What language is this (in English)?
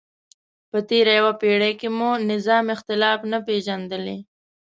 Pashto